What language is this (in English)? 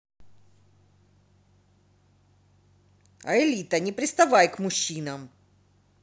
Russian